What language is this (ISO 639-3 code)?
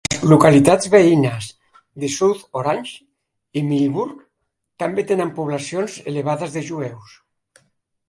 cat